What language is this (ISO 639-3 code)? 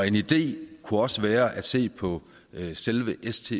dan